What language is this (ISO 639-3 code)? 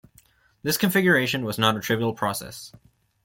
eng